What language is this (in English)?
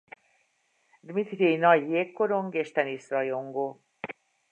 Hungarian